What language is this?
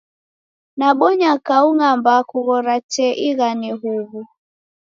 Taita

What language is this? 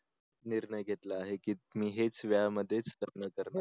Marathi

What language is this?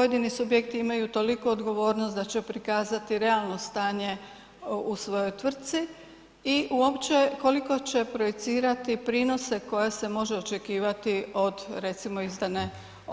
Croatian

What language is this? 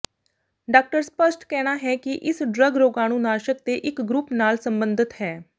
Punjabi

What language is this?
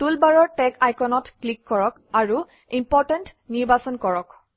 Assamese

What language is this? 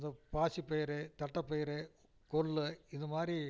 Tamil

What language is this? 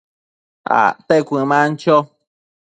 Matsés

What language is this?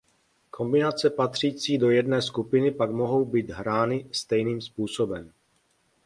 Czech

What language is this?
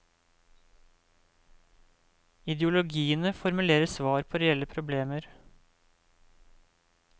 Norwegian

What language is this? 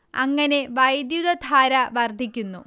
Malayalam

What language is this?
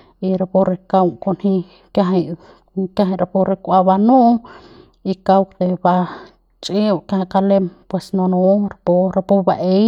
Central Pame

